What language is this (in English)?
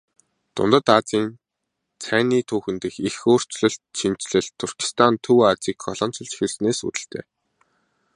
Mongolian